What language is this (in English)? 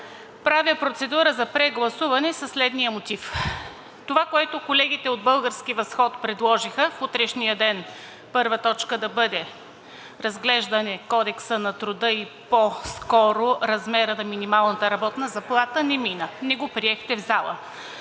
Bulgarian